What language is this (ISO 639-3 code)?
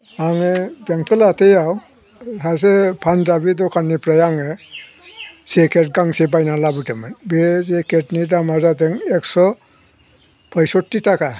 brx